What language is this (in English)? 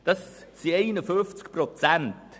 Swiss German